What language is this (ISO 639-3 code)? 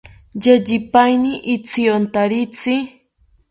cpy